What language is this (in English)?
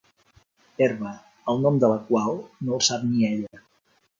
Catalan